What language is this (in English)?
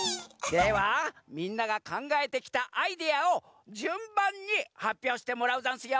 Japanese